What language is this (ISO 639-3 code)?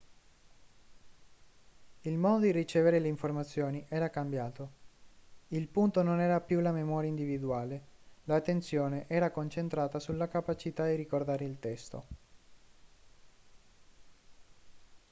ita